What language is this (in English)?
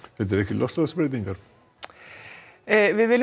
Icelandic